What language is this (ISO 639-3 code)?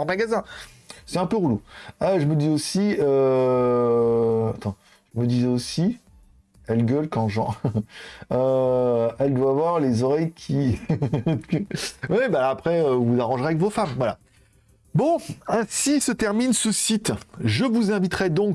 fra